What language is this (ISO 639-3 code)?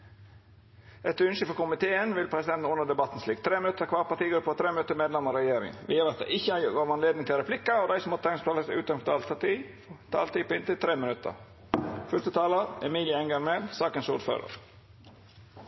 nno